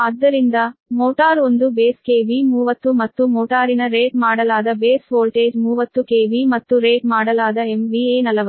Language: Kannada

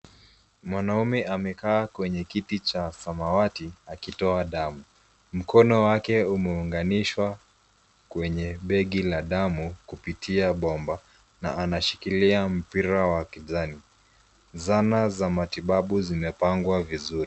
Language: Swahili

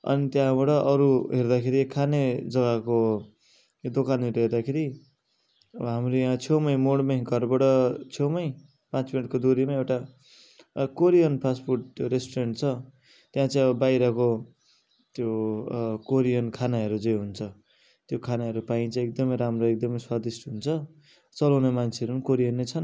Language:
Nepali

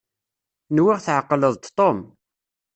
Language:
Kabyle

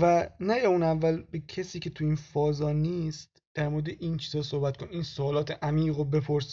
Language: Persian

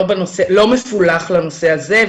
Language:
Hebrew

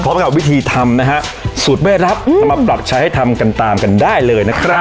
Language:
Thai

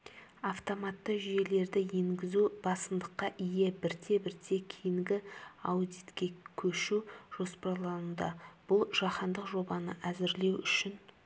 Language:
Kazakh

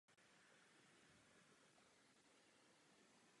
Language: Czech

